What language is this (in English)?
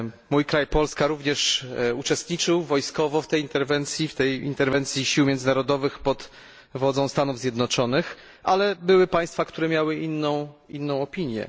Polish